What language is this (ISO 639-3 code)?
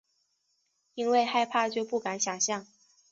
zho